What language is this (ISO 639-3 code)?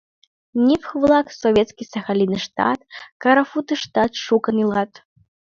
chm